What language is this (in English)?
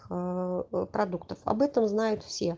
Russian